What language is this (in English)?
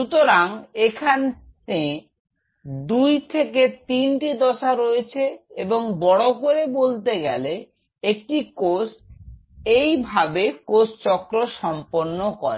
Bangla